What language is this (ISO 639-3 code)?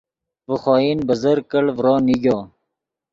ydg